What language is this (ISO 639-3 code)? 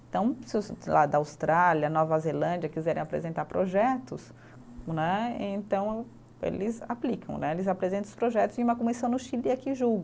por